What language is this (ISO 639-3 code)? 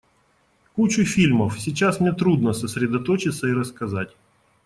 rus